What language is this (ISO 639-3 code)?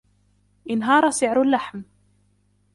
ara